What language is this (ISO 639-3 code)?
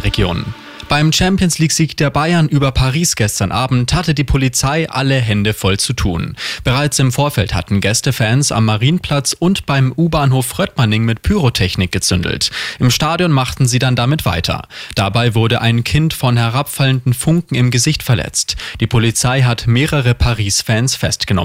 deu